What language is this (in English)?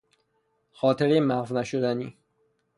Persian